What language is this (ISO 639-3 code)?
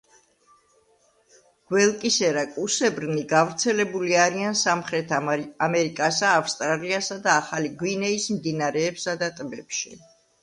kat